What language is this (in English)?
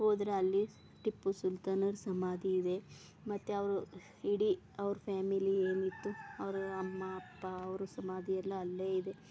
Kannada